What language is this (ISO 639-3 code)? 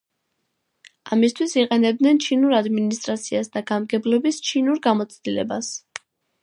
kat